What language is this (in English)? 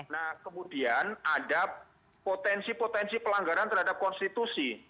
Indonesian